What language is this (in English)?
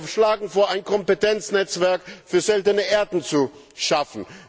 German